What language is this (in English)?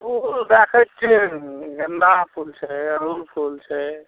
Maithili